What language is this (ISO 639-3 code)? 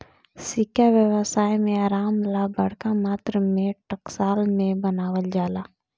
bho